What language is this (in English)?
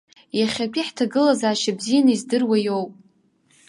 Abkhazian